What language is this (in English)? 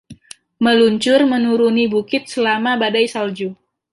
Indonesian